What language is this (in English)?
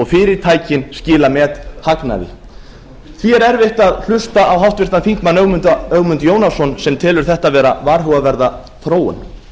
Icelandic